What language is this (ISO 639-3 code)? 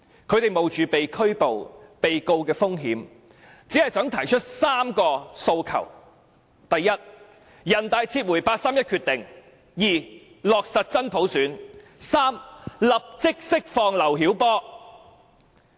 yue